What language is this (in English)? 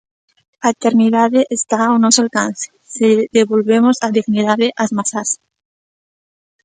Galician